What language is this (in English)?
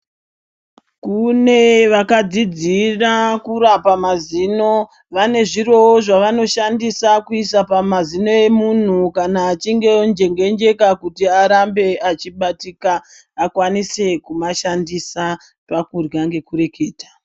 Ndau